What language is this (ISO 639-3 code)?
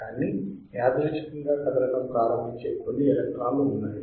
tel